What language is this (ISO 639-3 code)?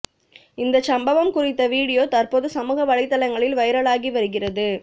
tam